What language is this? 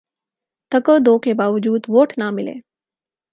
Urdu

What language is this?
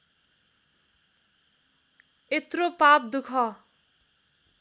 Nepali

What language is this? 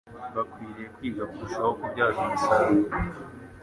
Kinyarwanda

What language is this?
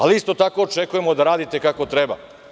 Serbian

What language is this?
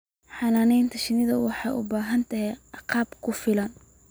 Somali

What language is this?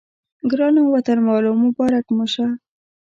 Pashto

